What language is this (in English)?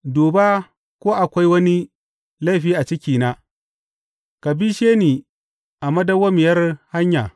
Hausa